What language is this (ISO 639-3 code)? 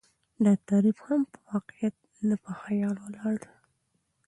pus